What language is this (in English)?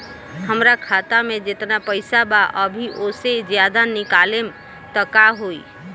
Bhojpuri